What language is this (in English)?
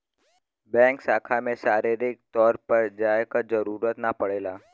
Bhojpuri